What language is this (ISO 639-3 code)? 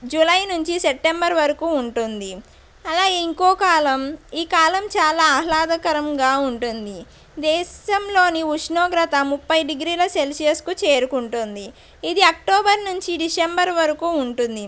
tel